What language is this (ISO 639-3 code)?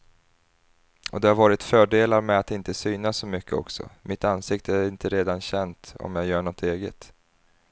swe